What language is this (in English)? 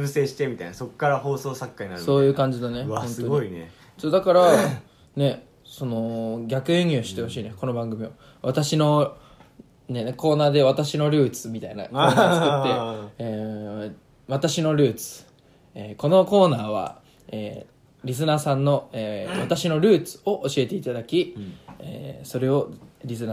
Japanese